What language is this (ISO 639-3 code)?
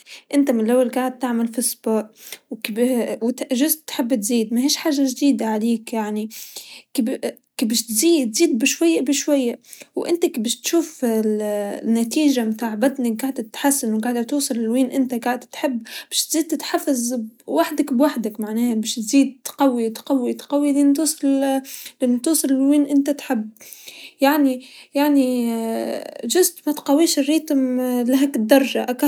aeb